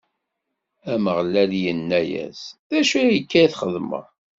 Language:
Kabyle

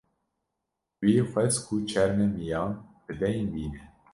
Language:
Kurdish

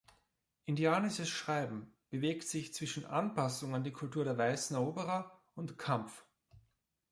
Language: German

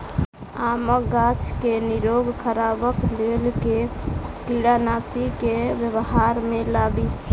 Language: Maithili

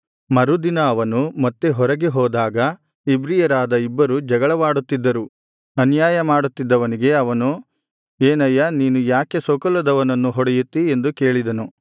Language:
Kannada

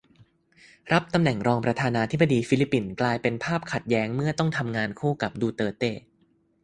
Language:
Thai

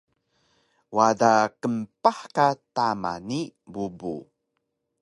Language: Taroko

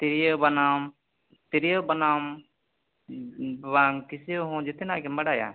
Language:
Santali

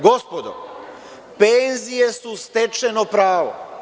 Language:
Serbian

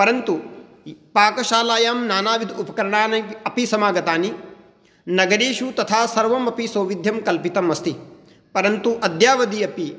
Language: Sanskrit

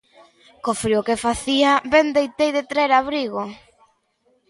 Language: Galician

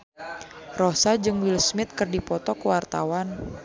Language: Sundanese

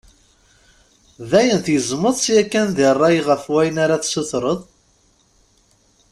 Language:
Kabyle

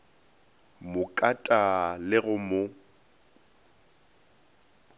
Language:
Northern Sotho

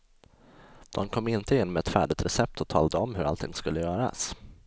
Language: Swedish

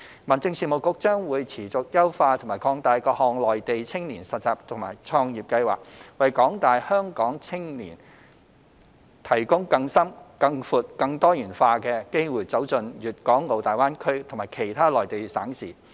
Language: Cantonese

